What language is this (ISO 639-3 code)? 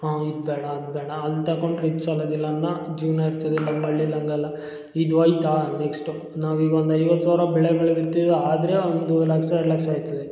kan